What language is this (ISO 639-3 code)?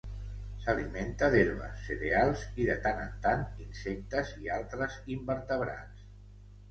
cat